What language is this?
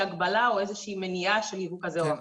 Hebrew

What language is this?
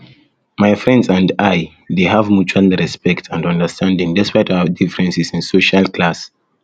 Nigerian Pidgin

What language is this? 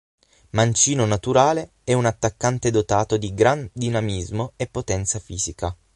Italian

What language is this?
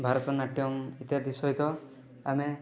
Odia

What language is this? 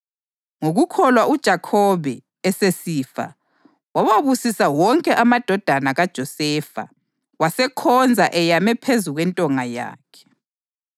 North Ndebele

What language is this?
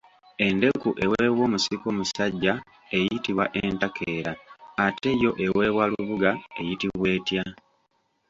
Ganda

